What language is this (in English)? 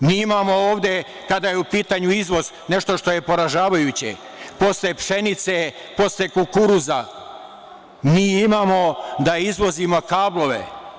Serbian